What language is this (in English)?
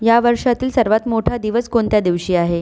Marathi